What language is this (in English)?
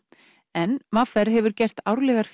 Icelandic